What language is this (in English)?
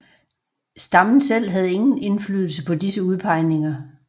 Danish